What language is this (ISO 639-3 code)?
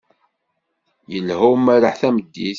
kab